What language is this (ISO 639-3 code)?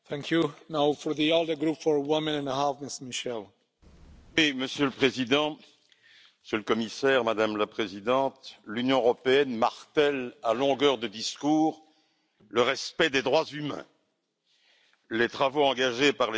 fra